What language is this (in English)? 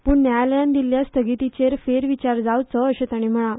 Konkani